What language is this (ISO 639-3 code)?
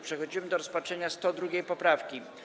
pol